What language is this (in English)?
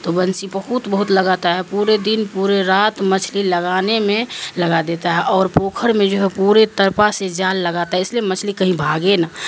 Urdu